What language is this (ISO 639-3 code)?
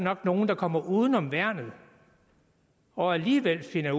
dan